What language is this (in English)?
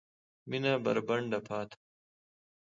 Pashto